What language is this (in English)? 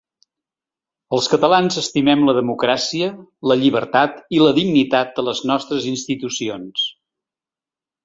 Catalan